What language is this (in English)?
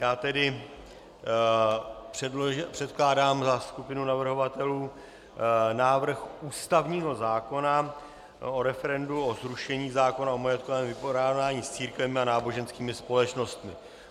Czech